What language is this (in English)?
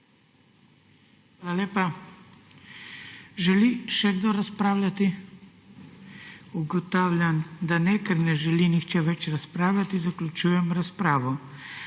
Slovenian